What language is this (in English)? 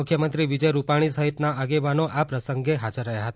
Gujarati